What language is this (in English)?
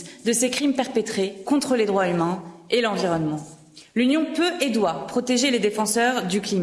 French